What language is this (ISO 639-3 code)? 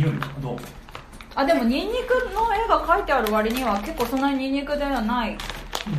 jpn